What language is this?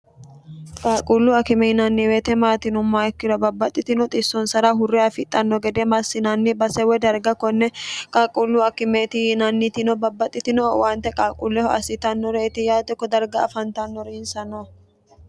Sidamo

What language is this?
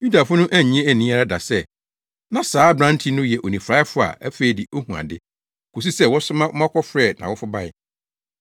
Akan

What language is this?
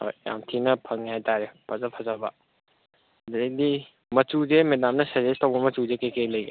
Manipuri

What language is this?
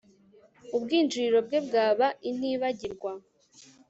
Kinyarwanda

